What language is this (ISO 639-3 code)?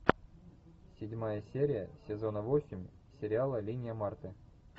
rus